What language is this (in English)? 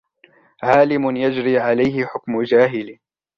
Arabic